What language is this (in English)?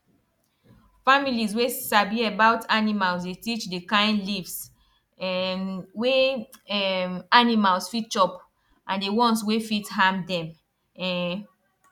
Nigerian Pidgin